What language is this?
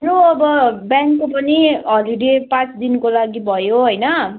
Nepali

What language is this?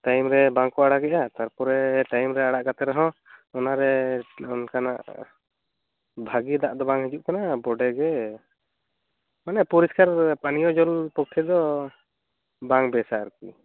Santali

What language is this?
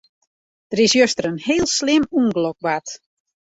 Western Frisian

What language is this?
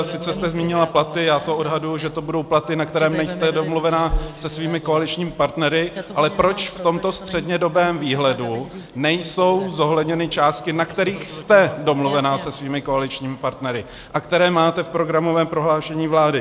Czech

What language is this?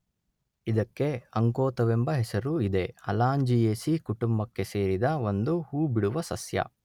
Kannada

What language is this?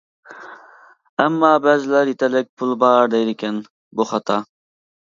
Uyghur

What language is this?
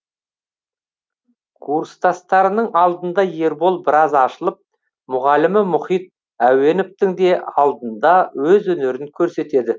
Kazakh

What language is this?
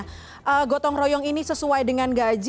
Indonesian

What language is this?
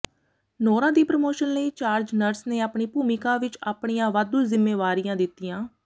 Punjabi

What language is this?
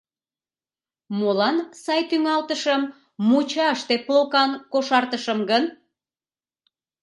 Mari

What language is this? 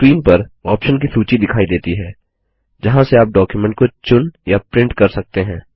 Hindi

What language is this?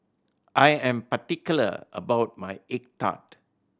English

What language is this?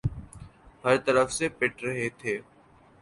Urdu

